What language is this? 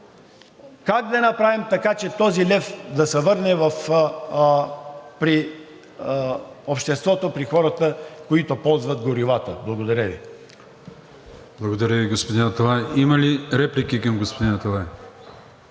Bulgarian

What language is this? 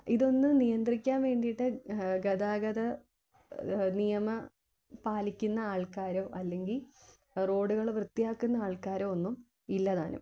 Malayalam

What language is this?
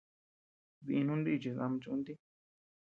Tepeuxila Cuicatec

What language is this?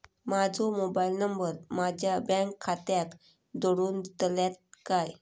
Marathi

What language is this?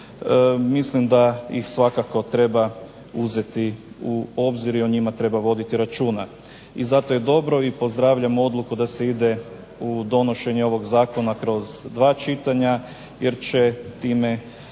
Croatian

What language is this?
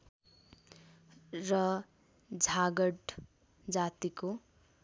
Nepali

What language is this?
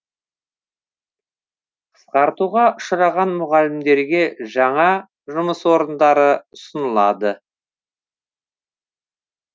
Kazakh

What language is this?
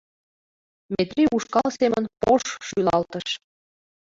Mari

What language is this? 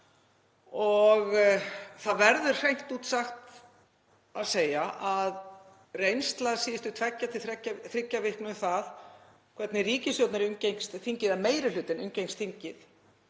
Icelandic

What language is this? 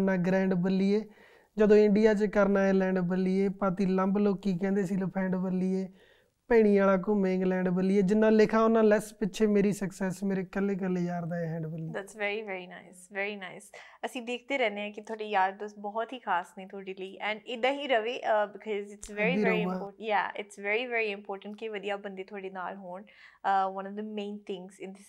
Punjabi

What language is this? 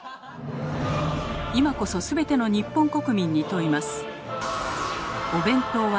Japanese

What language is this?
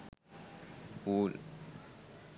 Sinhala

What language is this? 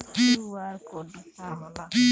Bhojpuri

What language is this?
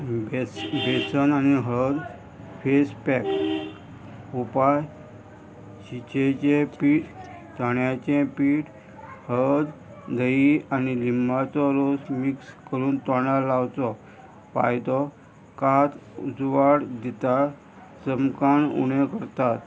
Konkani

